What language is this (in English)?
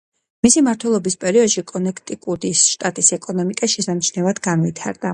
Georgian